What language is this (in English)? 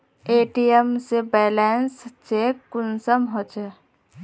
Magahi